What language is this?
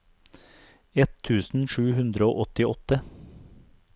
Norwegian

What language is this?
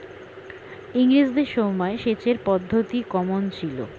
Bangla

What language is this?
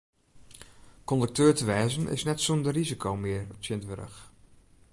Western Frisian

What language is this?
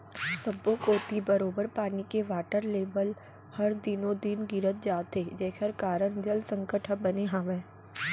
Chhattisgarhi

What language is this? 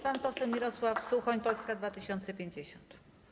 Polish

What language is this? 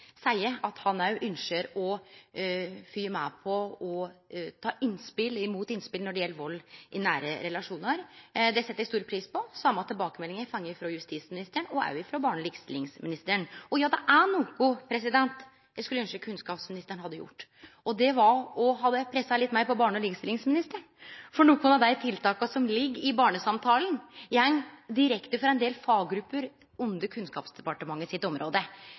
Norwegian Nynorsk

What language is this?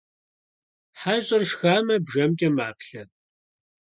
Kabardian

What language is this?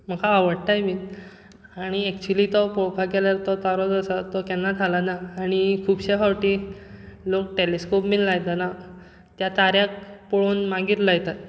Konkani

